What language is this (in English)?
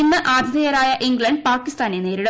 Malayalam